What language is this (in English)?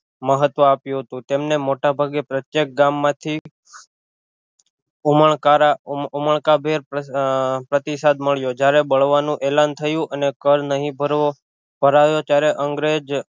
Gujarati